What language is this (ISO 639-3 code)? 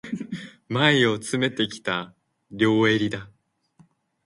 jpn